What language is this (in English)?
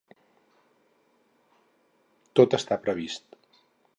Catalan